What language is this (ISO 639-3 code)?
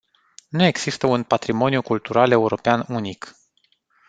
ron